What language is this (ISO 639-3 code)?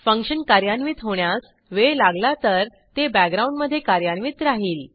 mar